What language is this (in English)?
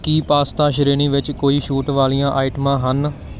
Punjabi